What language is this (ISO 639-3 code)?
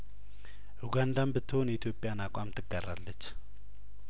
amh